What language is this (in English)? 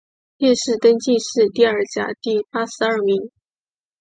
Chinese